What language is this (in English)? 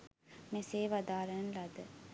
Sinhala